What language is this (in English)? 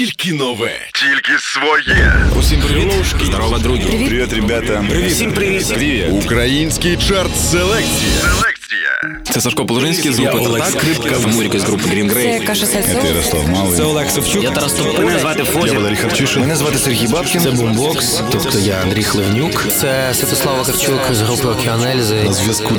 Ukrainian